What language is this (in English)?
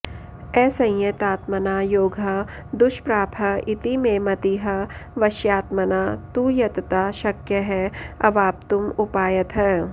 Sanskrit